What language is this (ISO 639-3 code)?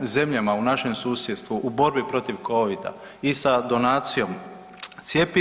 hrv